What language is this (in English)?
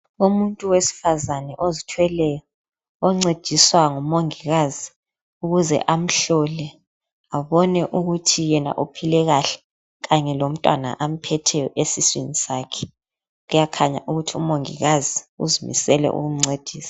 North Ndebele